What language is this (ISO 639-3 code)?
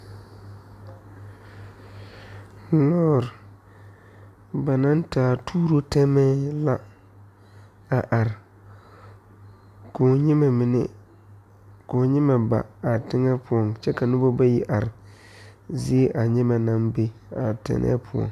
dga